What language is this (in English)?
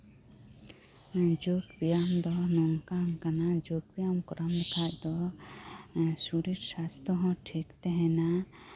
Santali